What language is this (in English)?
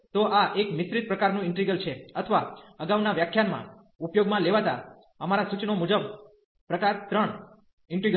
Gujarati